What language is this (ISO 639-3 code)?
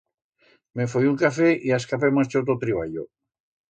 arg